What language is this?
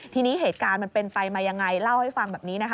Thai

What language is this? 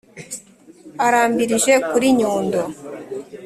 Kinyarwanda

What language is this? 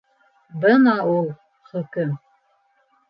Bashkir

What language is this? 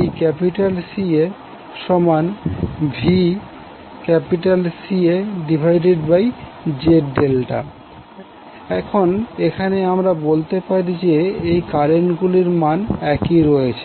Bangla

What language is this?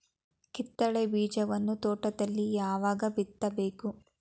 Kannada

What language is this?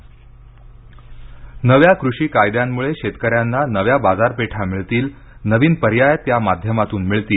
Marathi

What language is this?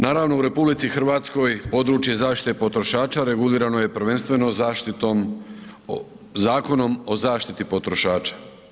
Croatian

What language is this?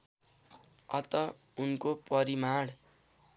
Nepali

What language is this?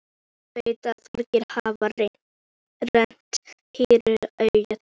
Icelandic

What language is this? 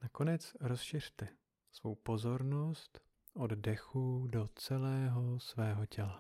Czech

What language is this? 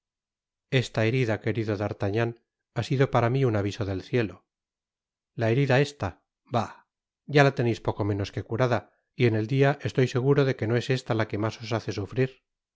Spanish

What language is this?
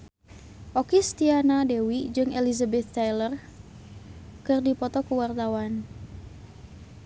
Sundanese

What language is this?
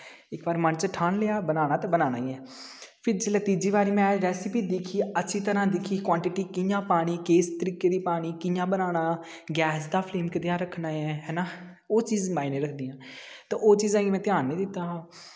Dogri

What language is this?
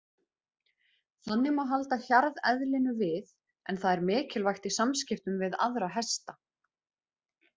Icelandic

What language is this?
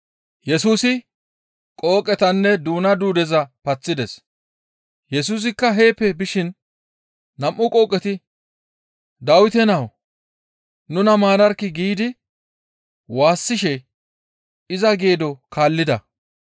Gamo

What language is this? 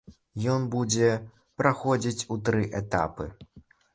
Belarusian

